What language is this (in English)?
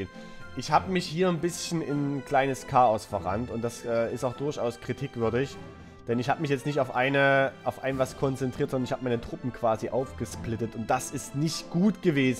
German